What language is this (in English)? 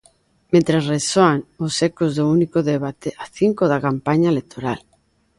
Galician